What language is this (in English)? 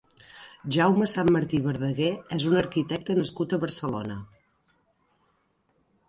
Catalan